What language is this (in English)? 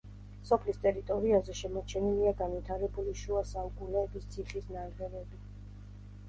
Georgian